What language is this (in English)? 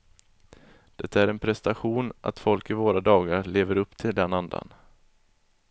Swedish